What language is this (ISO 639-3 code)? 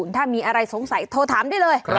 tha